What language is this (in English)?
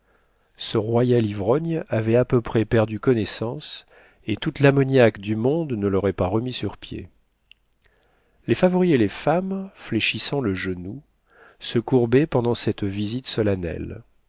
French